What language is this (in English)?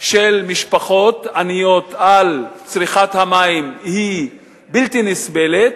Hebrew